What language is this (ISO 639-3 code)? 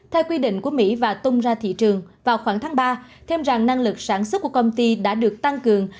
vie